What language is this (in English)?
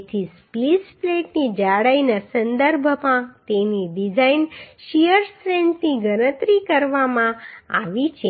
Gujarati